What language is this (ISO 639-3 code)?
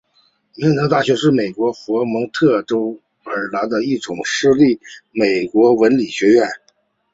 zho